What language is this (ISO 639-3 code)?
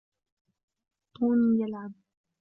ara